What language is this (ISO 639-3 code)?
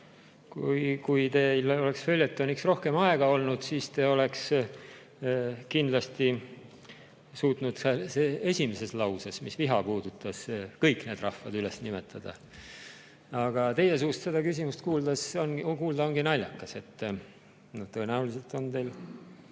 est